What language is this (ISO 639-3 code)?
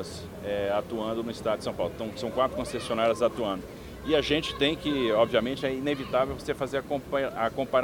por